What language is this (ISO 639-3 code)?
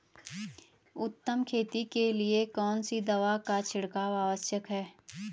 hin